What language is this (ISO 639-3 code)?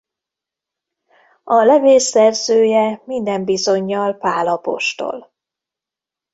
hun